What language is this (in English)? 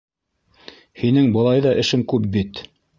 Bashkir